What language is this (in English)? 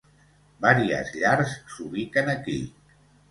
Catalan